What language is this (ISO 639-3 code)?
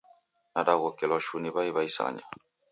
dav